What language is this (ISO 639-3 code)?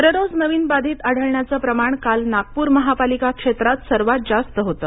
mar